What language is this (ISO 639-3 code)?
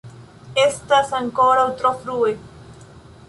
epo